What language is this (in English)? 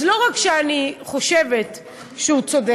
Hebrew